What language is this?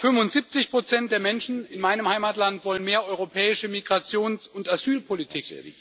German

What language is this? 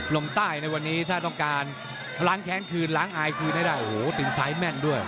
Thai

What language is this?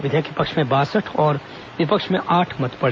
Hindi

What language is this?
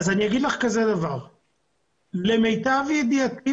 Hebrew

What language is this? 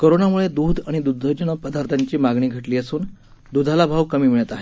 Marathi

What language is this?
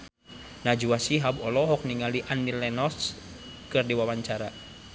Sundanese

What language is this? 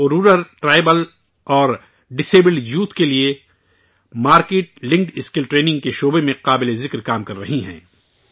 Urdu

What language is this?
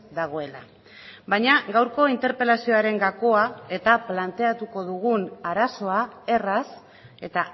Basque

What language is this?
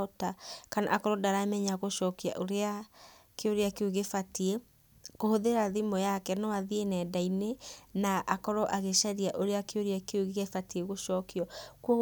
Kikuyu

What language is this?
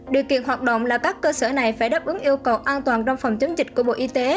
Vietnamese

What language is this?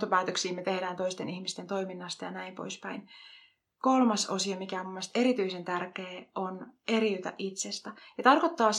Finnish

